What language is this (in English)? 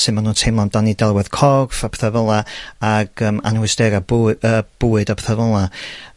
Welsh